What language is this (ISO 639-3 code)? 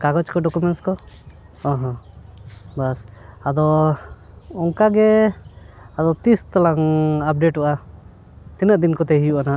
sat